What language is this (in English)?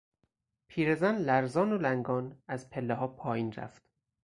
Persian